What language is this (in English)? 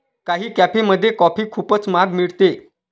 Marathi